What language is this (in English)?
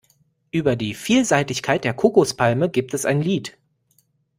German